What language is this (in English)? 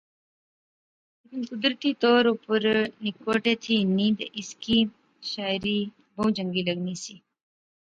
Pahari-Potwari